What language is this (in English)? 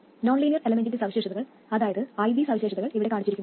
Malayalam